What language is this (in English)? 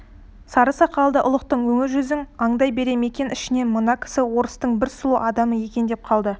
Kazakh